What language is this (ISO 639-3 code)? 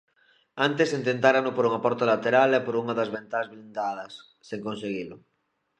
glg